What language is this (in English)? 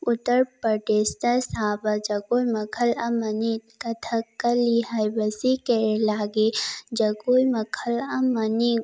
Manipuri